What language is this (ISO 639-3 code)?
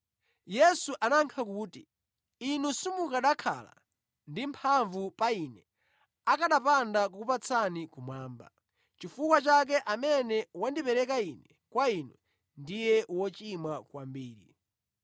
nya